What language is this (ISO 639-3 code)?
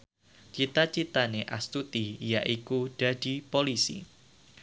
jav